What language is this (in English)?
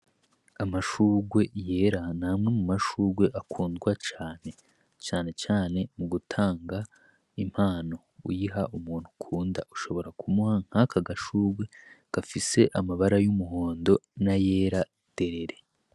Rundi